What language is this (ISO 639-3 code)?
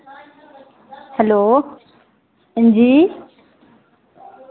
doi